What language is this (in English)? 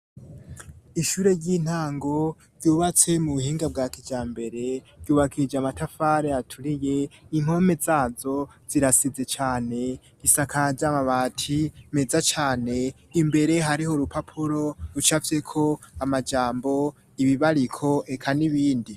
Rundi